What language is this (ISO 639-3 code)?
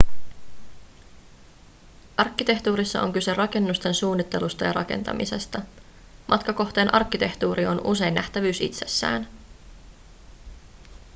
fin